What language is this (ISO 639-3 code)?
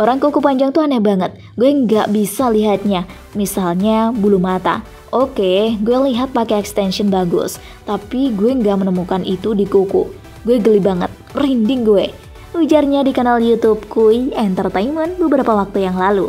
ind